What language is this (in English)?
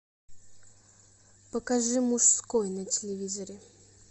Russian